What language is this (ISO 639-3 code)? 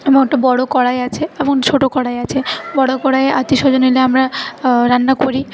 ben